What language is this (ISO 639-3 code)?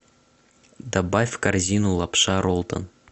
rus